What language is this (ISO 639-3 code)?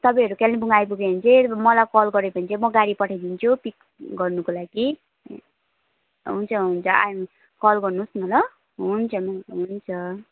nep